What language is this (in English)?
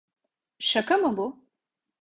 Turkish